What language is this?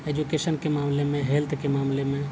Urdu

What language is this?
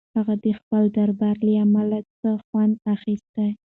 Pashto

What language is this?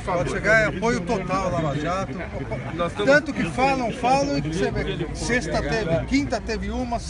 Portuguese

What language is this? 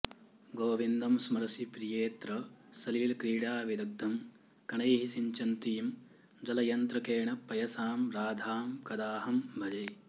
Sanskrit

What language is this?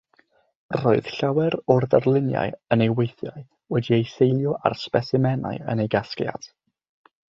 Welsh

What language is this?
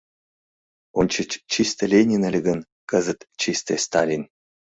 Mari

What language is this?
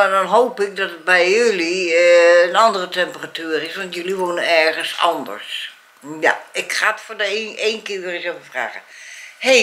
Dutch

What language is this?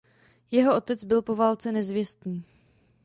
Czech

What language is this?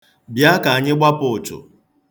Igbo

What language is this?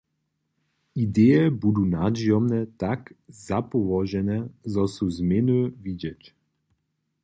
Upper Sorbian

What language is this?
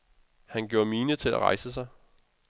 Danish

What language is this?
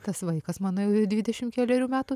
Lithuanian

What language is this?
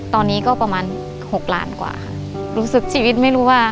Thai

